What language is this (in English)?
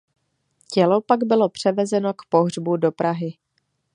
Czech